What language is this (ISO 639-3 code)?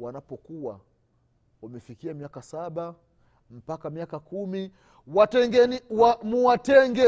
swa